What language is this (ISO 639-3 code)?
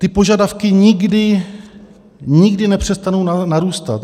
ces